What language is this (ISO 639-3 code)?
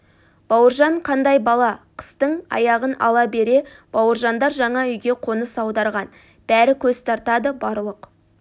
kaz